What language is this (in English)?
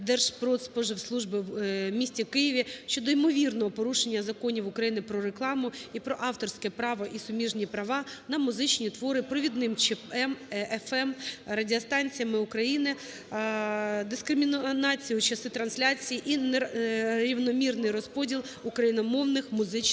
Ukrainian